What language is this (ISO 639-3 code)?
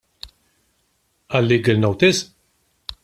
mlt